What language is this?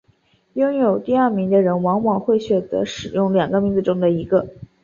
Chinese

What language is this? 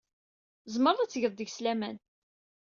Kabyle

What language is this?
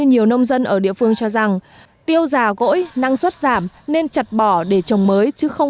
Vietnamese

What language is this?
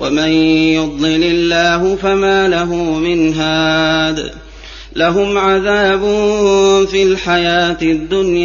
Arabic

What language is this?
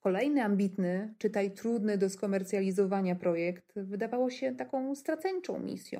Polish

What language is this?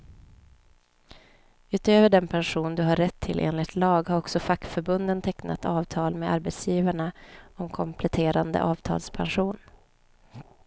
Swedish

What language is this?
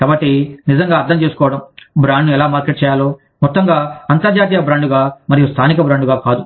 Telugu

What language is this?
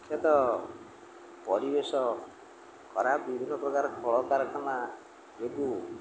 Odia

